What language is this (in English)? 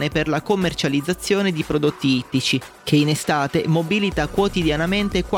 Italian